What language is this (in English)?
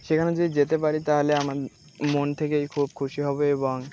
Bangla